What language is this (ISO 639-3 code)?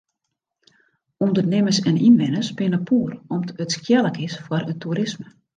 fry